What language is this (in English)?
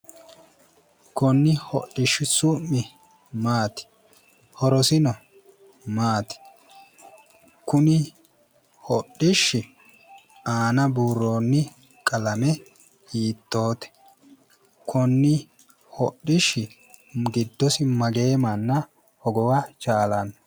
Sidamo